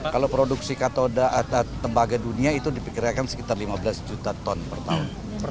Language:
Indonesian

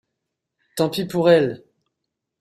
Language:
French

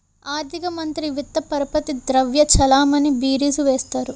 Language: Telugu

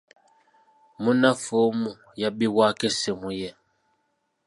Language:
Ganda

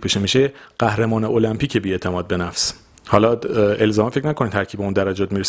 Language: Persian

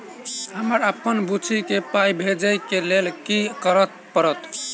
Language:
Maithili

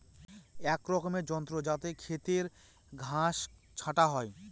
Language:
Bangla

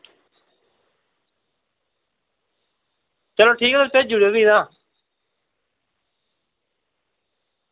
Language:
Dogri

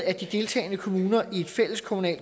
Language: Danish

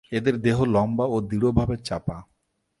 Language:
Bangla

